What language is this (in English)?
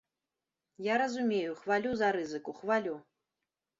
Belarusian